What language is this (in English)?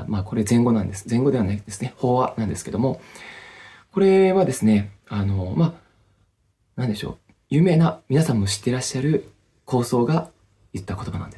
Japanese